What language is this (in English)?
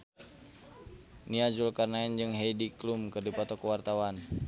Sundanese